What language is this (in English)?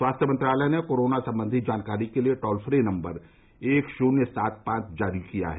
Hindi